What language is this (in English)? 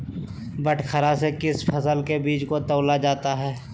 Magahi